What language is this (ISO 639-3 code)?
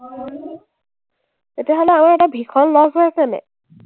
asm